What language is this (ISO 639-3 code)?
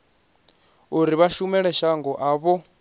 ven